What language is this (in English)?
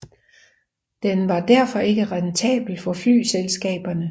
Danish